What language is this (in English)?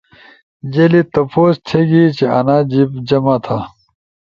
Ushojo